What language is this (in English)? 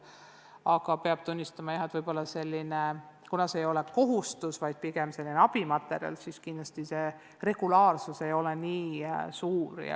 Estonian